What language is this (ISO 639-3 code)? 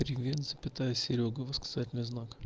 rus